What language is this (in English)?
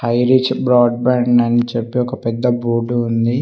Telugu